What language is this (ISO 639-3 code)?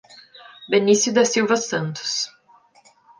por